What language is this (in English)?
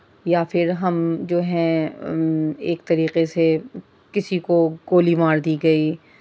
Urdu